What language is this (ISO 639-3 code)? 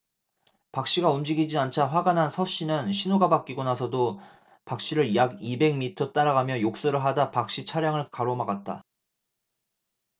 kor